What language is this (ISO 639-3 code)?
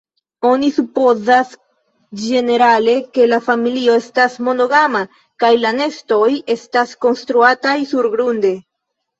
epo